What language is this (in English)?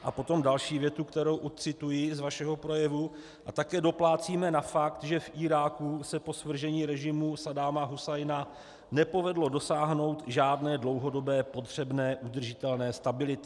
Czech